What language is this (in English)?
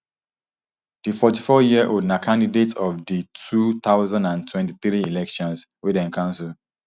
Nigerian Pidgin